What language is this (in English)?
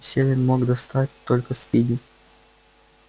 Russian